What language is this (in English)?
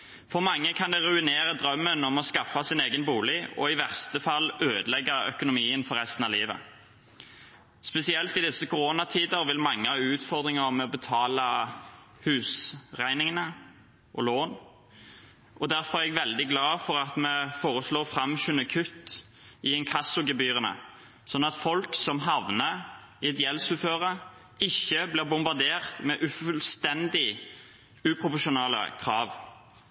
Norwegian Bokmål